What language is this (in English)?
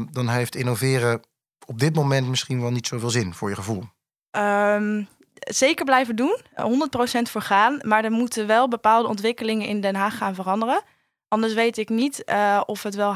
Dutch